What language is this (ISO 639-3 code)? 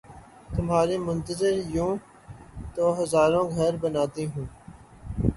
urd